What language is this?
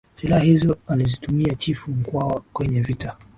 Swahili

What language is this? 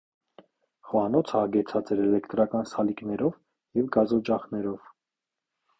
Armenian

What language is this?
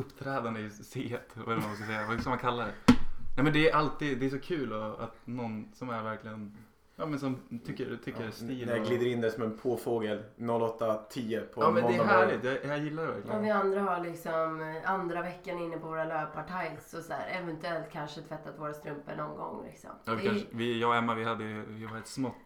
Swedish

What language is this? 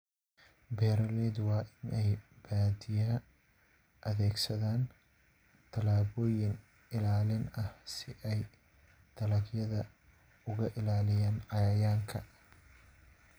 Somali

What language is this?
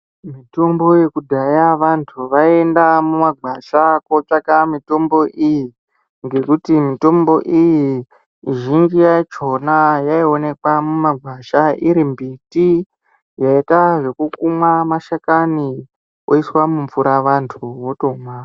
Ndau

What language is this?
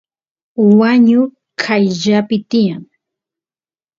Santiago del Estero Quichua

